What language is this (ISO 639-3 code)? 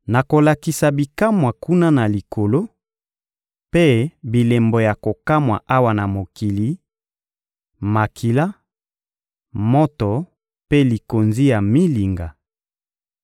lin